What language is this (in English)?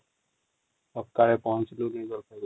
Odia